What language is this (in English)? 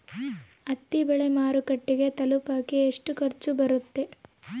Kannada